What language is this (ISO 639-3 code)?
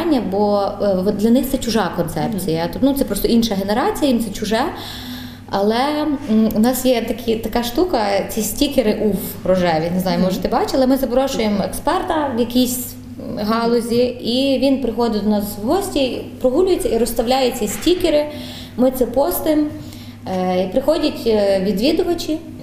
ukr